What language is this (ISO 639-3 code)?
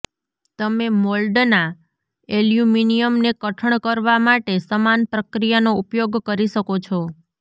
guj